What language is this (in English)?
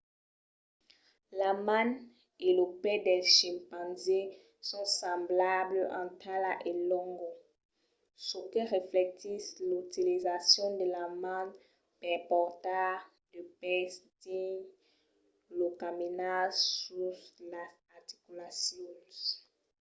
Occitan